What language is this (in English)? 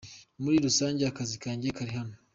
Kinyarwanda